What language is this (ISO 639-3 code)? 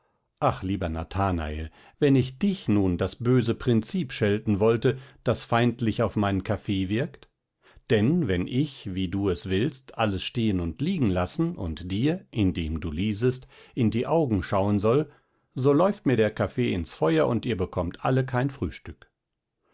deu